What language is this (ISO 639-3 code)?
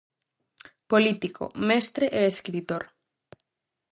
glg